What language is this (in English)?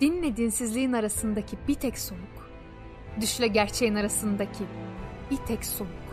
Turkish